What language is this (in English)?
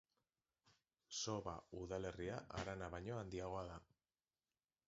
Basque